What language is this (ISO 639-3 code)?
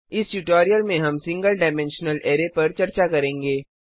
hin